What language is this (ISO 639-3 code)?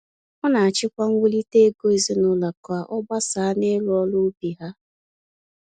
ibo